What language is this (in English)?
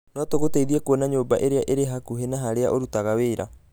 Kikuyu